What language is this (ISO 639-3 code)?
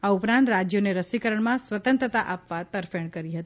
guj